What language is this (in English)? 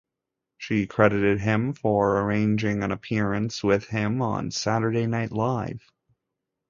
English